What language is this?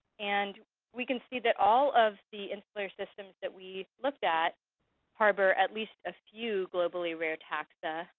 English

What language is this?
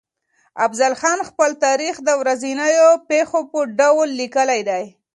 Pashto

